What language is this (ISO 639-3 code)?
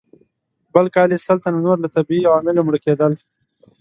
pus